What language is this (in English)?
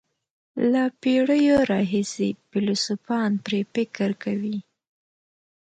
Pashto